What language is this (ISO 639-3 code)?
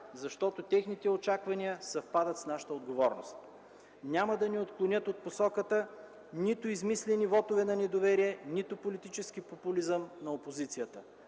bul